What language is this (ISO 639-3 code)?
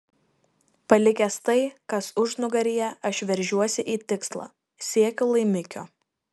lit